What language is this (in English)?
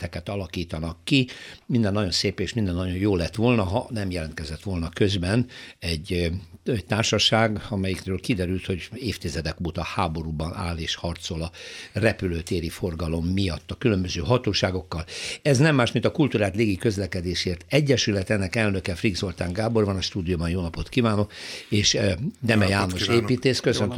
Hungarian